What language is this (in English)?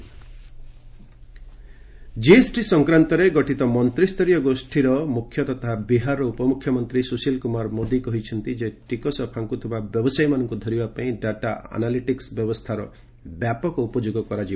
Odia